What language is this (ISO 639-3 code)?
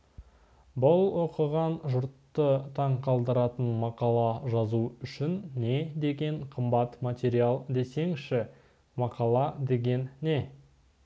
kaz